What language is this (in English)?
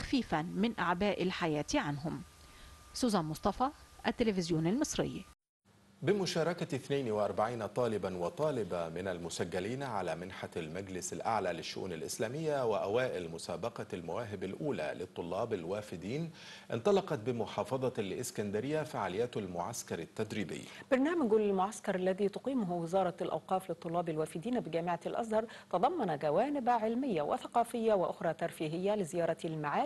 Arabic